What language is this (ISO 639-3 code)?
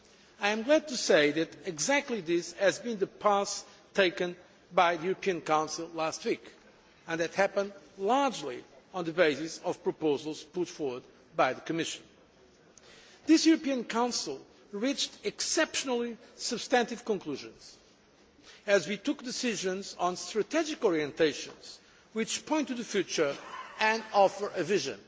eng